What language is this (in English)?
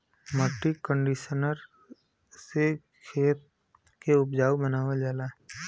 Bhojpuri